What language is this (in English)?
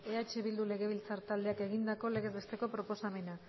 Basque